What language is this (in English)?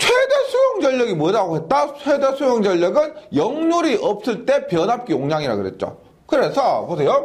Korean